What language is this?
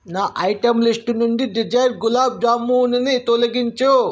Telugu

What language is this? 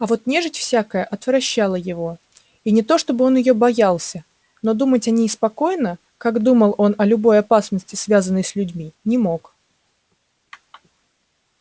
Russian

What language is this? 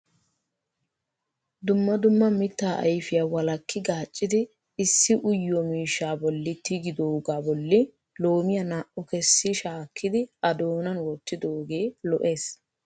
Wolaytta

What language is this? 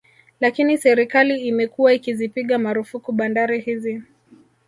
Swahili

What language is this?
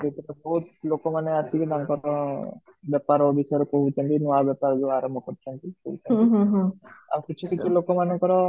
Odia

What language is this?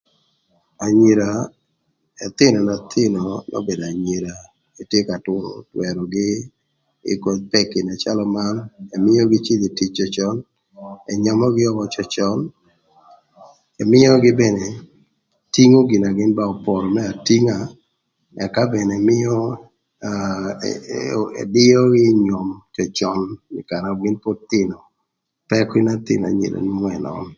Thur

